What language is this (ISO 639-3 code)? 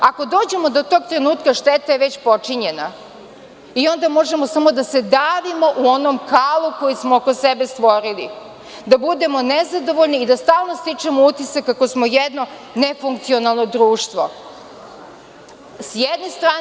srp